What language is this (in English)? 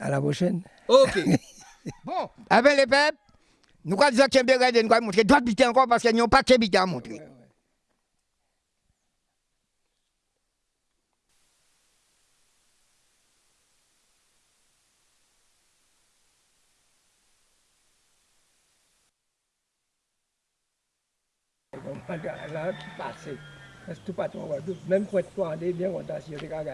French